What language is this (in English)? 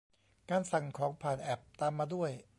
Thai